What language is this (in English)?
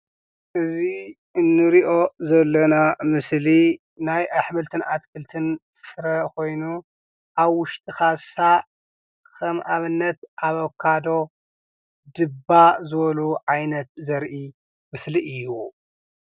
Tigrinya